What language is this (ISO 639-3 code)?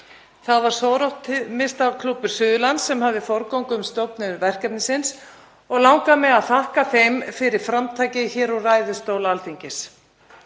isl